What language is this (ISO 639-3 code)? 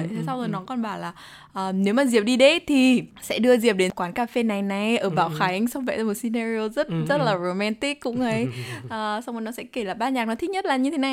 vie